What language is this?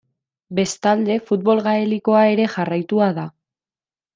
Basque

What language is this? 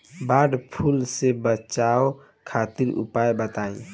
Bhojpuri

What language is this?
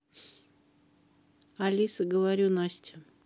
Russian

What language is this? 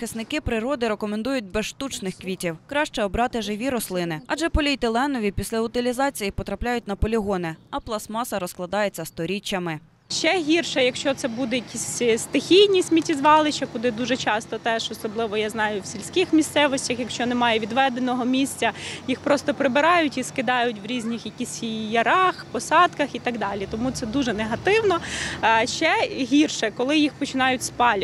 Ukrainian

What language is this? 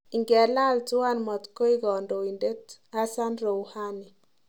Kalenjin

